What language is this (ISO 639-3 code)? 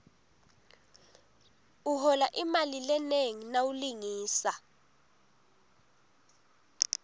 ssw